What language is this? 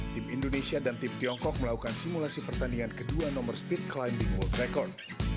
Indonesian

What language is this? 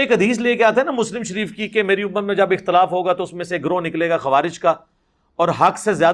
Urdu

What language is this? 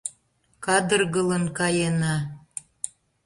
Mari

